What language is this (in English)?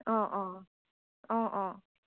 Assamese